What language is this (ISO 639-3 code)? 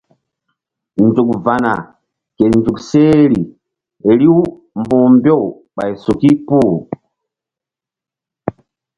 mdd